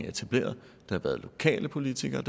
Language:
Danish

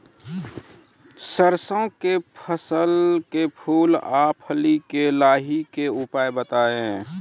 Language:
Maithili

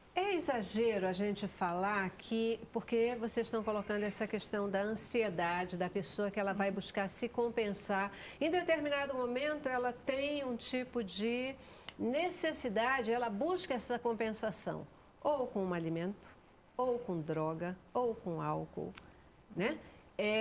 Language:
Portuguese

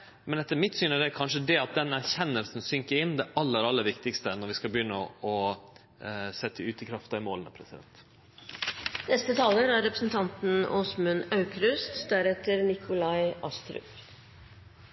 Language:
Norwegian Nynorsk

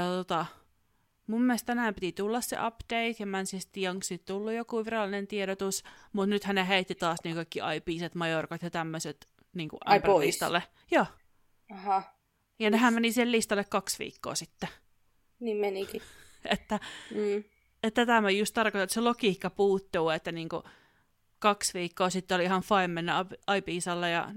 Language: Finnish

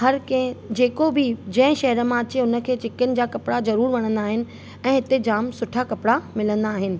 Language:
Sindhi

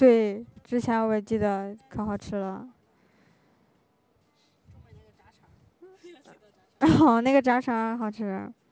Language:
Chinese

